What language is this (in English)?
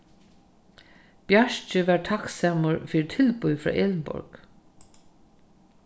Faroese